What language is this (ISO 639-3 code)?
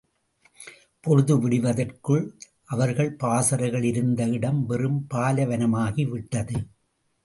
tam